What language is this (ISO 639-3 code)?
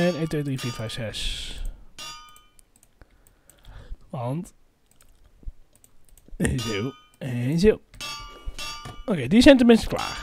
nld